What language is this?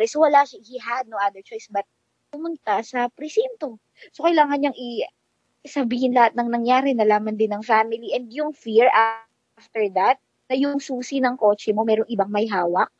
Filipino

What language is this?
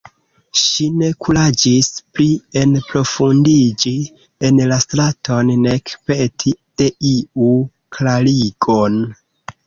Esperanto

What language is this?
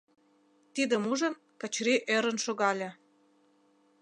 Mari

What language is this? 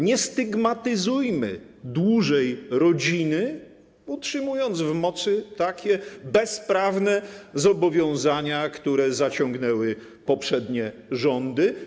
Polish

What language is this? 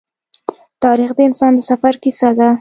Pashto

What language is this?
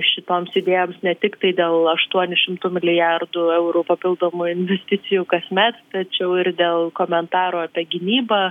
Lithuanian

